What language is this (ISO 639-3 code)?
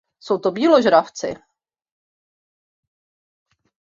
ces